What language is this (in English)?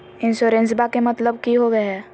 Magahi